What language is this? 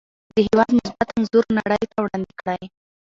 Pashto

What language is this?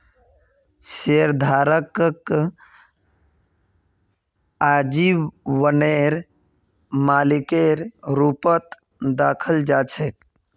Magahi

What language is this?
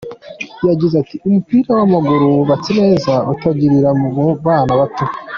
Kinyarwanda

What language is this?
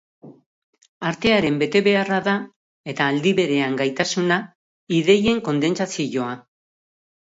Basque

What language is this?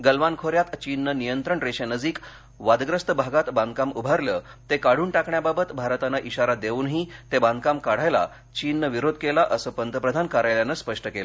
Marathi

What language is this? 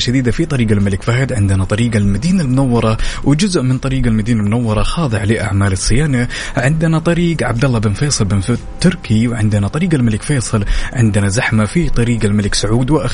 Arabic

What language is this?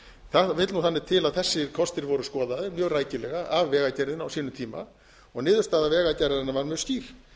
Icelandic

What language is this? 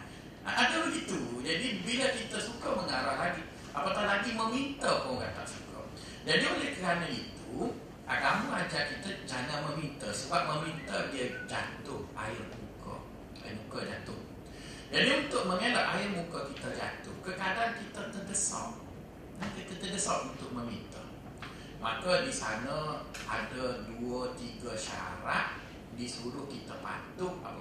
Malay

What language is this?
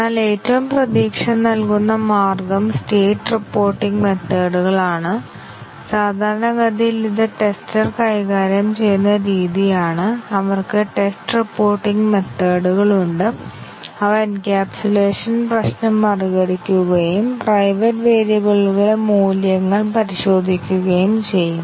Malayalam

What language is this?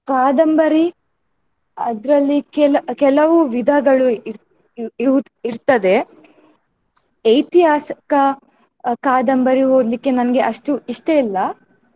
Kannada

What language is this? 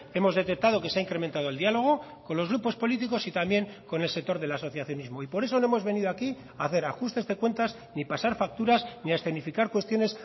Spanish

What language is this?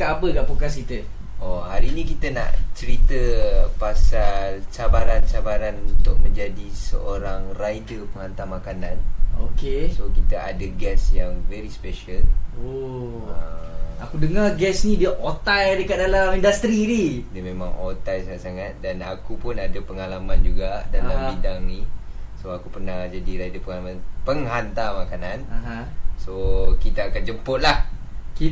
Malay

